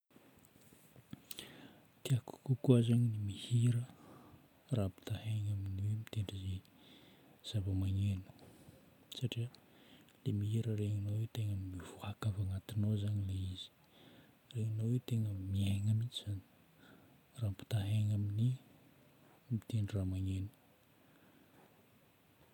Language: Northern Betsimisaraka Malagasy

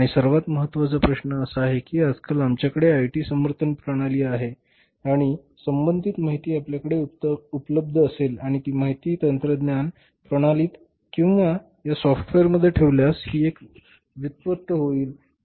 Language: Marathi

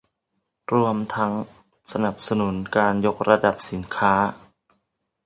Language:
Thai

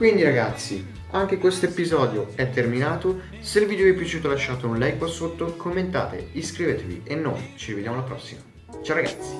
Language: Italian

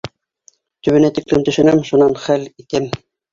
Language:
Bashkir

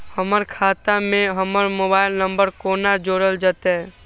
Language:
Maithili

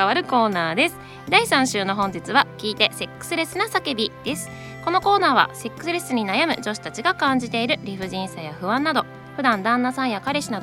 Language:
Japanese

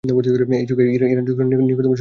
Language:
Bangla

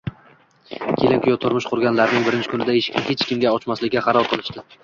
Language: Uzbek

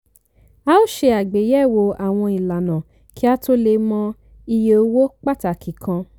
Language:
Yoruba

